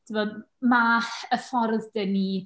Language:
Welsh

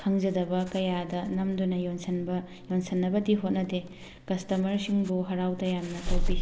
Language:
Manipuri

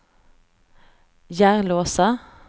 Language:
Swedish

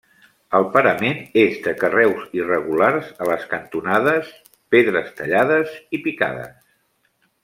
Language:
Catalan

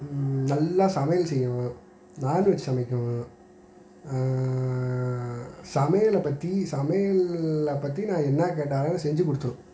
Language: Tamil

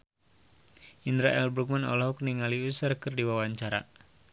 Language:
Sundanese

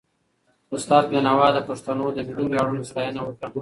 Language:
Pashto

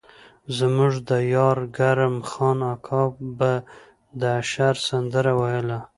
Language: Pashto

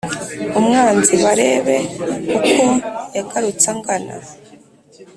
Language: Kinyarwanda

